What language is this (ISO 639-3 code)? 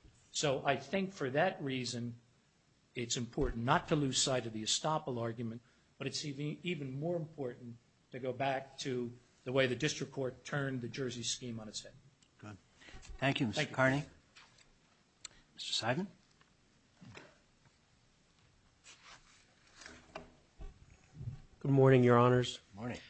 eng